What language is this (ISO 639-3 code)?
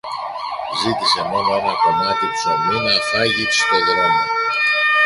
ell